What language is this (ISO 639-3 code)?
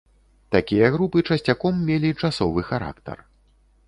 bel